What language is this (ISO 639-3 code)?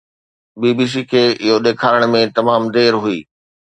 snd